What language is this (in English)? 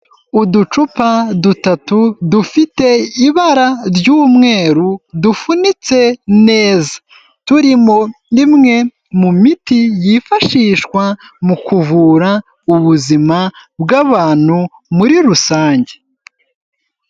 Kinyarwanda